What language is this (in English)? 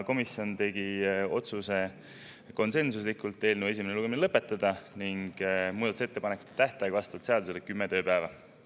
Estonian